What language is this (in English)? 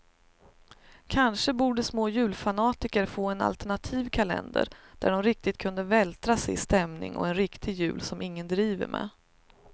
Swedish